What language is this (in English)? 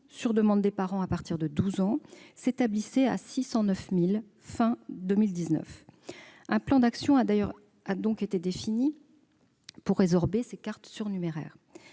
French